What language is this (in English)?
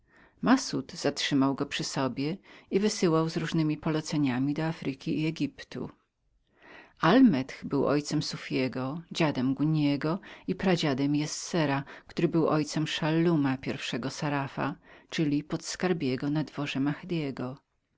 Polish